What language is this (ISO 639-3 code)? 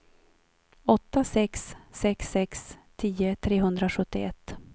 swe